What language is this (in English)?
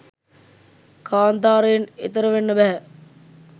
Sinhala